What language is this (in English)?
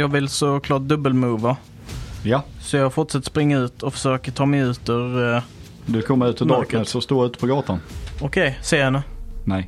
Swedish